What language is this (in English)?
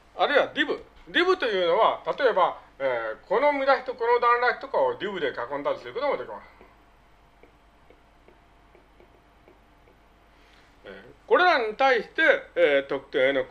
Japanese